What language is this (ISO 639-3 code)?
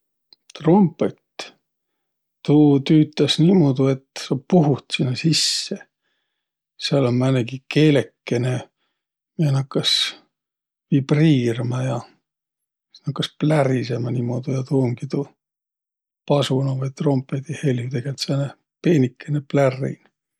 vro